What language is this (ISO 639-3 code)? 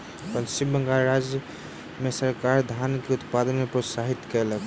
mai